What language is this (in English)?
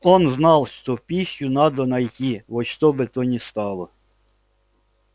Russian